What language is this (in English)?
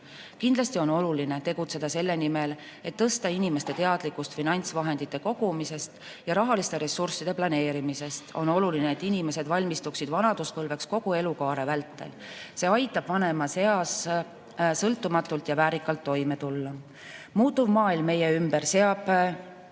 Estonian